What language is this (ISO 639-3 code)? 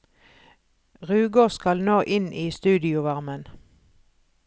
nor